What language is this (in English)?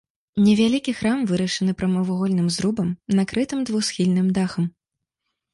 Belarusian